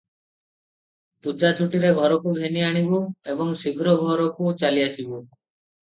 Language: Odia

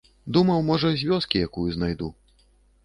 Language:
Belarusian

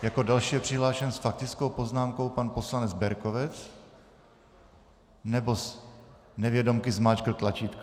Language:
Czech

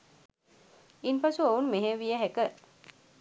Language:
Sinhala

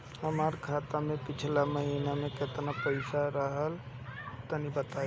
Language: Bhojpuri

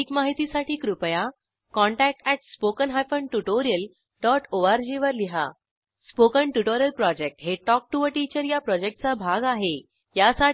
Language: Marathi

